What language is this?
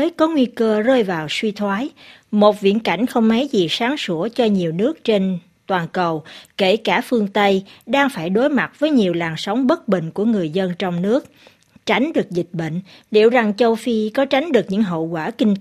Vietnamese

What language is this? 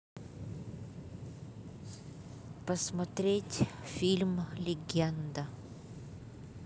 Russian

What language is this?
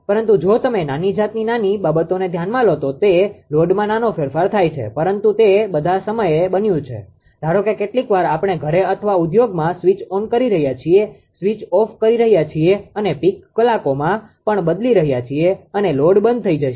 Gujarati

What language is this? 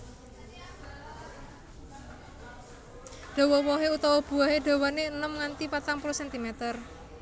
Javanese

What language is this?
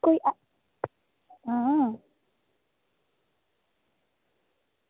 Dogri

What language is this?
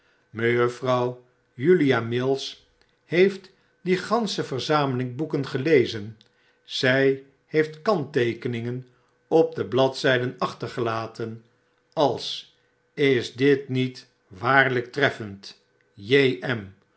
Dutch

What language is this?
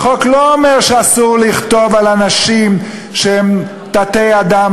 Hebrew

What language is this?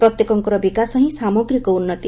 Odia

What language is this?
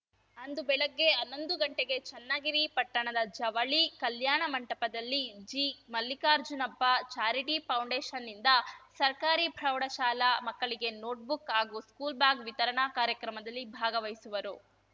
Kannada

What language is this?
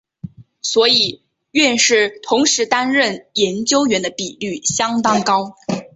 Chinese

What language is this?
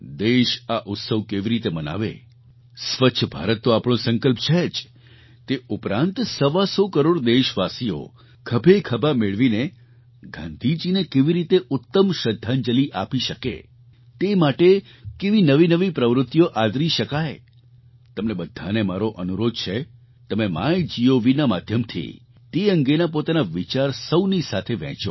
Gujarati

